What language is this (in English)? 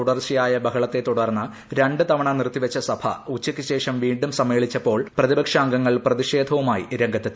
Malayalam